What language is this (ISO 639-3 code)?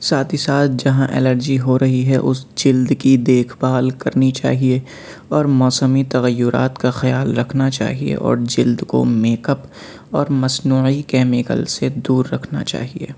urd